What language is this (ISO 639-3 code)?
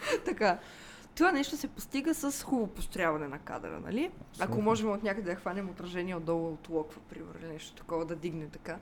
bul